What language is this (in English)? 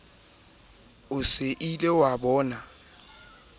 Southern Sotho